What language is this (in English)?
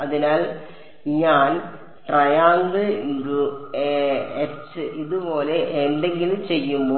Malayalam